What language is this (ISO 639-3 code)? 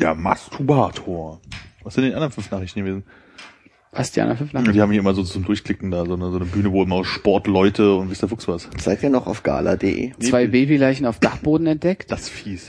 deu